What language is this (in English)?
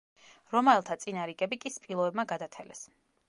Georgian